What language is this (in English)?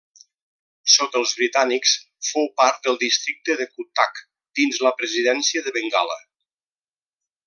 Catalan